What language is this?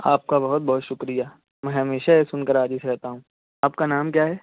Urdu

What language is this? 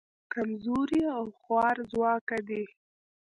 Pashto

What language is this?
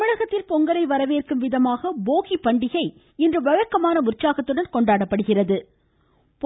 Tamil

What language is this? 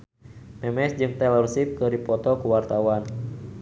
Sundanese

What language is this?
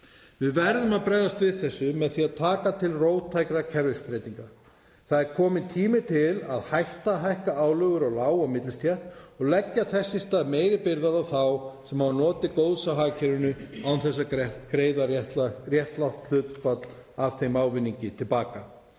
Icelandic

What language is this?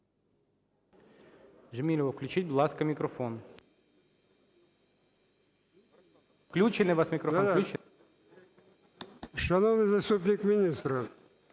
Ukrainian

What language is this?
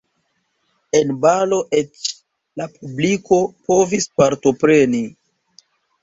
Esperanto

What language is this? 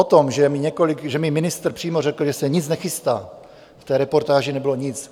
Czech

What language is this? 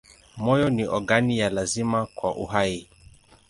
Swahili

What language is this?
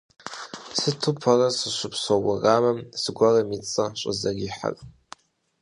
Kabardian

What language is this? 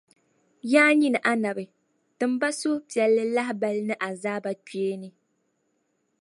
Dagbani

